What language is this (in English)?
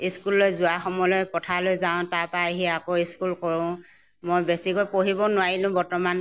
Assamese